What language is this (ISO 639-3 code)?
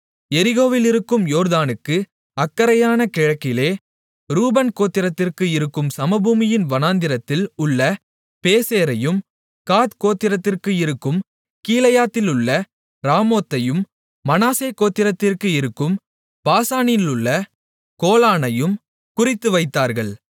tam